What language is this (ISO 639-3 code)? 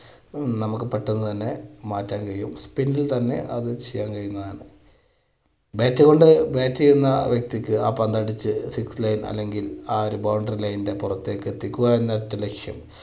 mal